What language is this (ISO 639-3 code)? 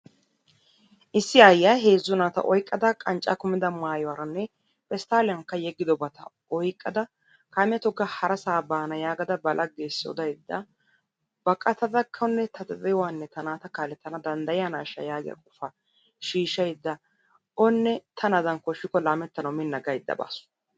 wal